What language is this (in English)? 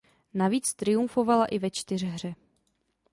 Czech